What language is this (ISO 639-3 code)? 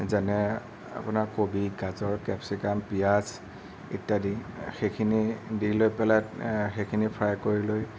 asm